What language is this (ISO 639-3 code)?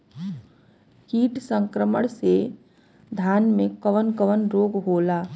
bho